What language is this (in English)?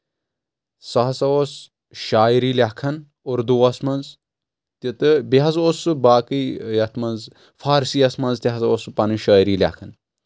Kashmiri